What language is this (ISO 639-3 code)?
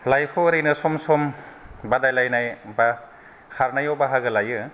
brx